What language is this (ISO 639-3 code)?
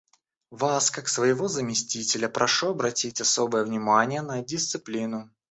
rus